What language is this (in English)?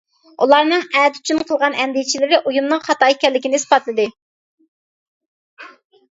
Uyghur